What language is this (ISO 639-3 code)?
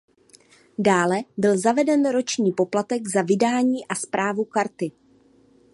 ces